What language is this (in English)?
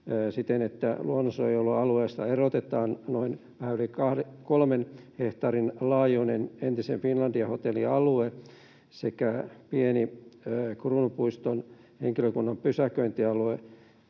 Finnish